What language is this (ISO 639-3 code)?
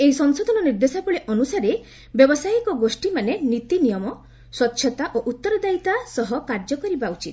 ori